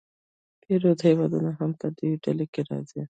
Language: Pashto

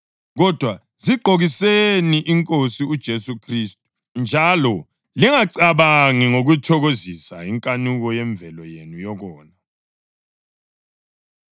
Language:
North Ndebele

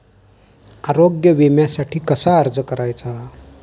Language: Marathi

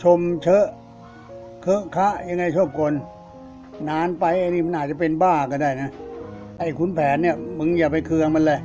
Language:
Thai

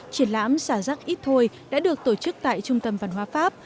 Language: Vietnamese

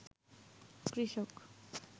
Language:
Bangla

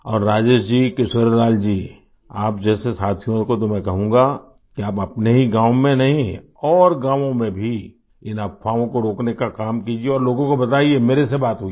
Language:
Hindi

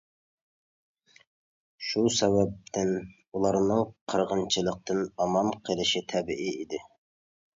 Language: Uyghur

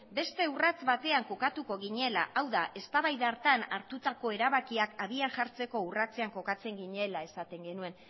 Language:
Basque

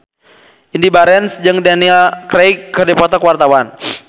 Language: Sundanese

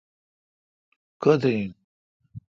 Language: Kalkoti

